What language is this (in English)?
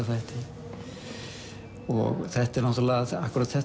Icelandic